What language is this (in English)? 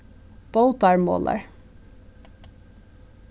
Faroese